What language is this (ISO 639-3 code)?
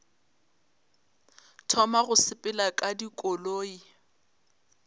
nso